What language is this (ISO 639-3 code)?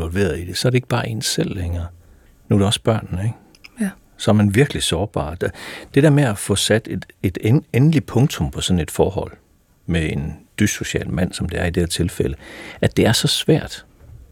dan